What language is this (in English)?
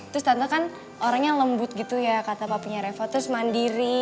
Indonesian